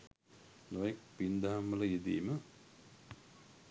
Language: Sinhala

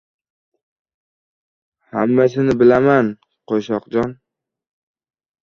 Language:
Uzbek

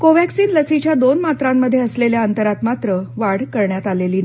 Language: Marathi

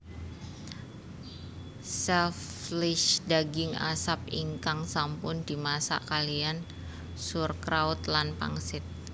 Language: Javanese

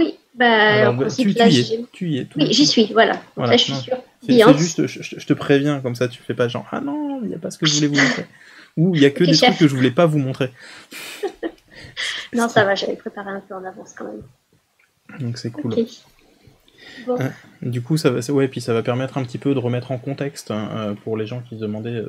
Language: French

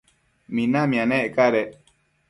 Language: Matsés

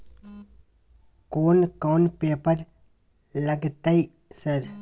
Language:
Maithili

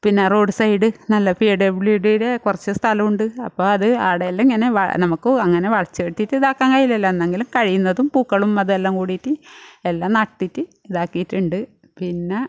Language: Malayalam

